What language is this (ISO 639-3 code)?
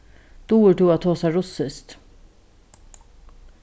fao